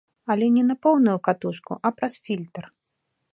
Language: Belarusian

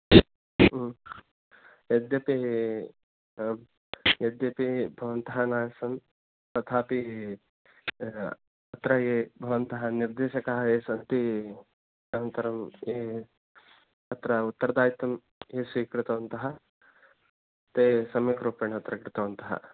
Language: Sanskrit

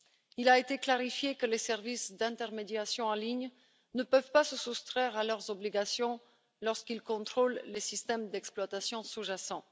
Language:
French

